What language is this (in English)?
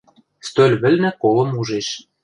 Western Mari